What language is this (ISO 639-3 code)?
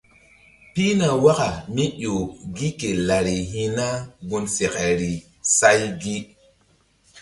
mdd